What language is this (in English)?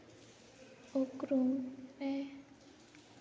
Santali